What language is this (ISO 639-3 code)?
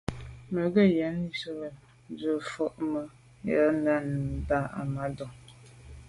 byv